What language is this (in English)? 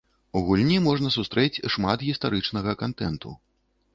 Belarusian